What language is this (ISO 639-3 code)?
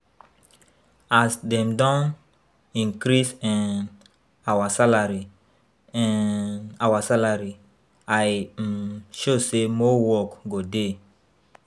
pcm